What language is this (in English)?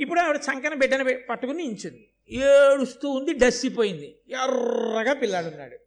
Telugu